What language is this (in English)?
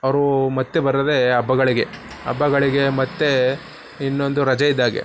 Kannada